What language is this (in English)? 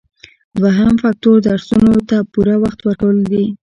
Pashto